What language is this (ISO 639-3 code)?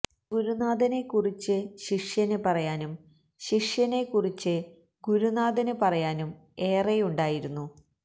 mal